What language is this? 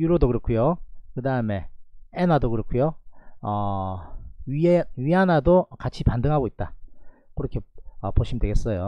Korean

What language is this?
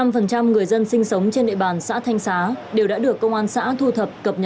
Vietnamese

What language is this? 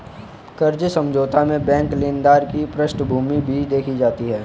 Hindi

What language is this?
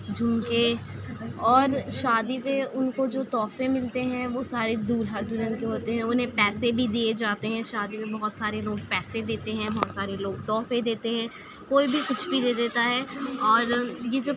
Urdu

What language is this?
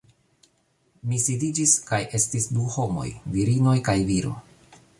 Esperanto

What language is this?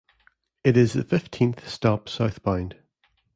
English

